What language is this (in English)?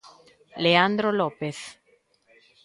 Galician